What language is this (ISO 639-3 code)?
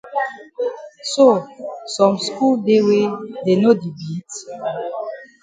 wes